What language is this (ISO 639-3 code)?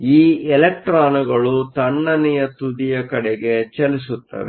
kan